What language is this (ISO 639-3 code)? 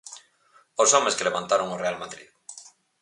glg